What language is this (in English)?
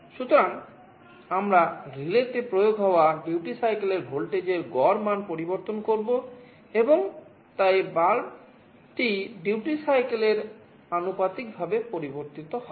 Bangla